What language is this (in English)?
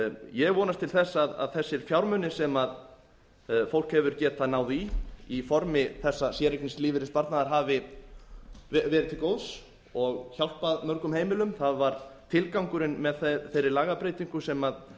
Icelandic